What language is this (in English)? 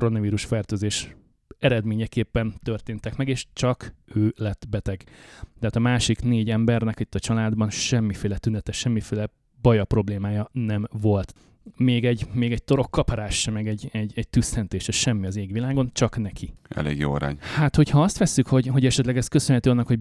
Hungarian